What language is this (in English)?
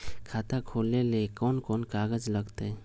Magahi